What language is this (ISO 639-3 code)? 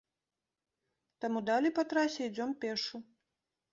bel